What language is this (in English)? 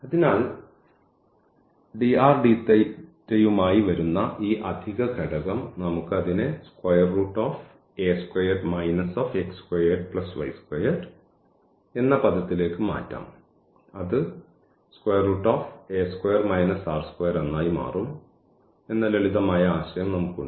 Malayalam